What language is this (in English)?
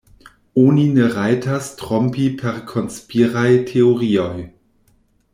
Esperanto